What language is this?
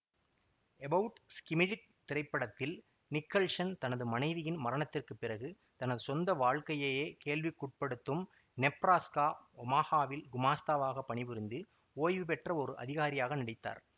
Tamil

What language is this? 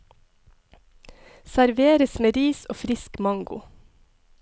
Norwegian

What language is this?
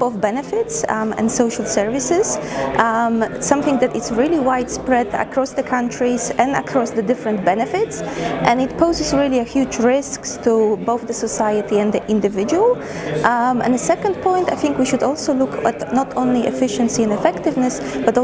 English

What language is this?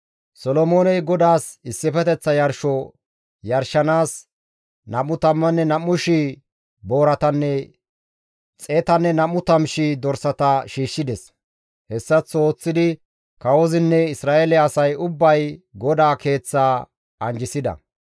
Gamo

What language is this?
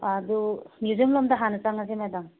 Manipuri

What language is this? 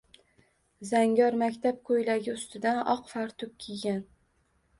Uzbek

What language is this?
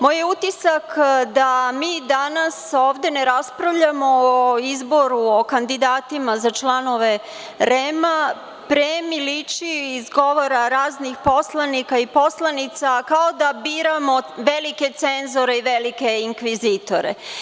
Serbian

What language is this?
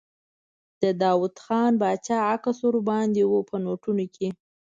Pashto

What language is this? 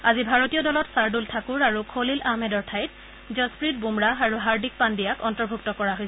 Assamese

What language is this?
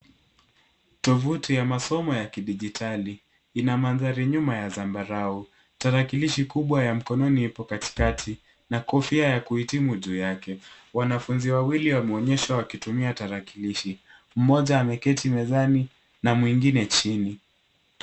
Swahili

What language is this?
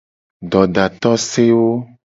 Gen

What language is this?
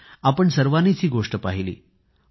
Marathi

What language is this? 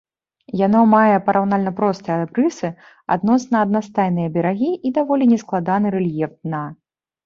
Belarusian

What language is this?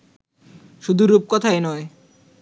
Bangla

